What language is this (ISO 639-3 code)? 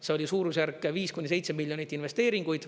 est